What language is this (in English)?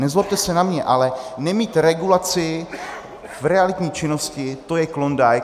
Czech